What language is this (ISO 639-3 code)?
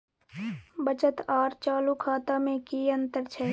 mai